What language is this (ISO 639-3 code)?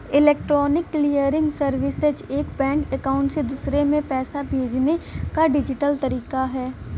bho